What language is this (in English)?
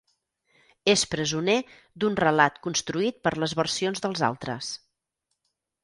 Catalan